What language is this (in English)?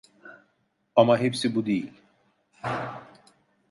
Turkish